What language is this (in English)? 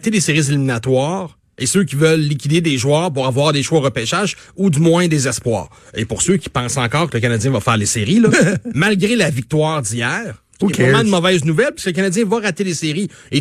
French